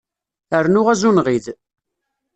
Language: Kabyle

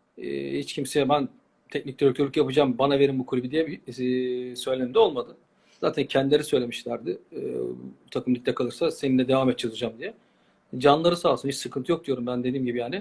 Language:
Turkish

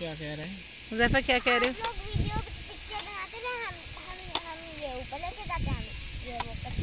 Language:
Hindi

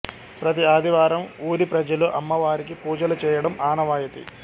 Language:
Telugu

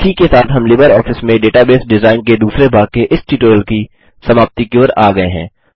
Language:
Hindi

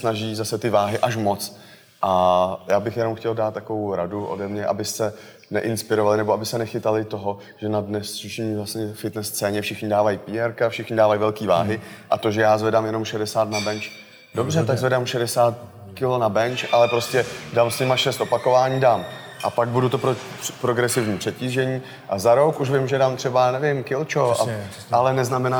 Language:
Czech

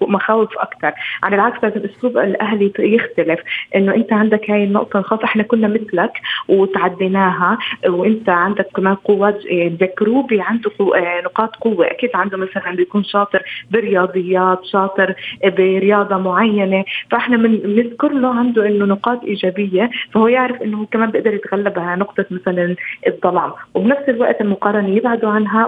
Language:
Arabic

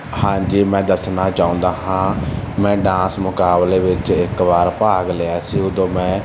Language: Punjabi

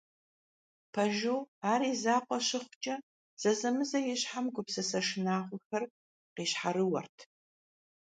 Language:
Kabardian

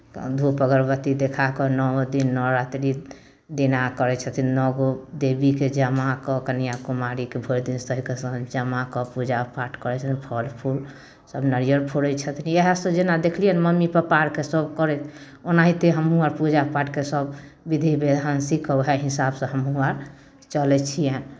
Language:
Maithili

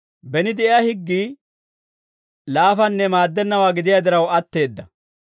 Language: Dawro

